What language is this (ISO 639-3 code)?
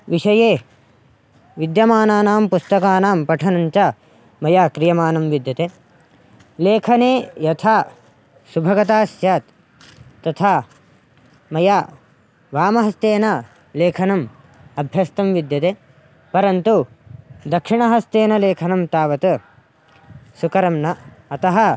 san